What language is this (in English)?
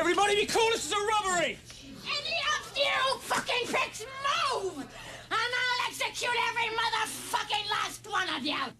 Czech